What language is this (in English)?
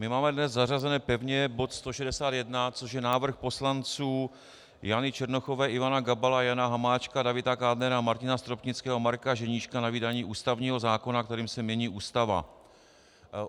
Czech